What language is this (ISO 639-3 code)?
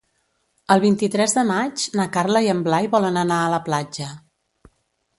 cat